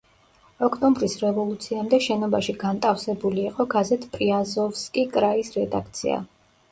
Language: Georgian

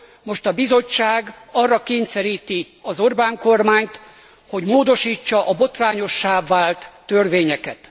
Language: Hungarian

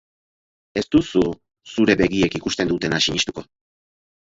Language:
Basque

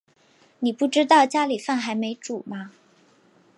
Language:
Chinese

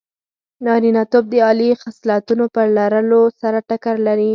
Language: Pashto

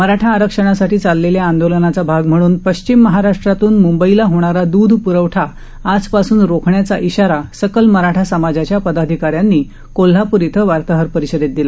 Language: Marathi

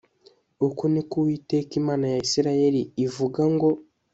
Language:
Kinyarwanda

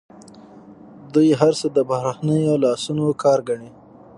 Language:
Pashto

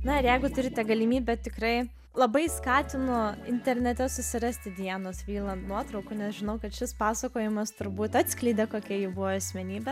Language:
Lithuanian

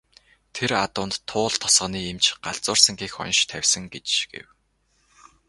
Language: Mongolian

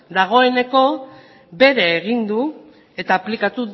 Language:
Basque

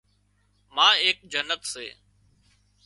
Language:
Wadiyara Koli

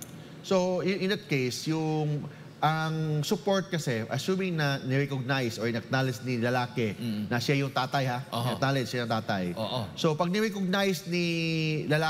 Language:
Filipino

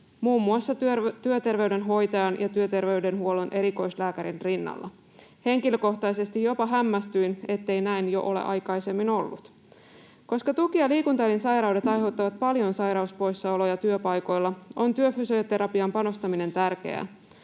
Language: Finnish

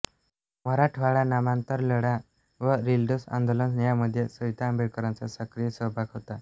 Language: Marathi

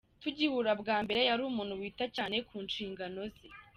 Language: Kinyarwanda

